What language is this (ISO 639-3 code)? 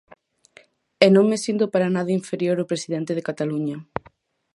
glg